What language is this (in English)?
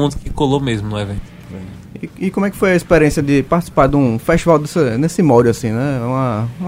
Portuguese